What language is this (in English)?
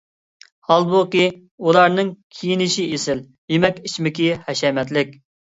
Uyghur